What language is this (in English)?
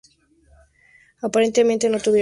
Spanish